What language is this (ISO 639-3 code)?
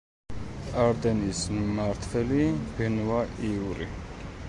kat